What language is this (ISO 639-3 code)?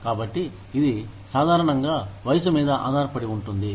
tel